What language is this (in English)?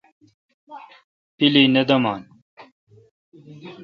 Kalkoti